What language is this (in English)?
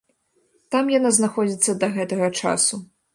Belarusian